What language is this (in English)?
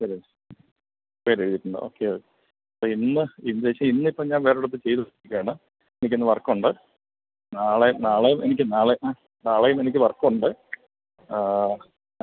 Malayalam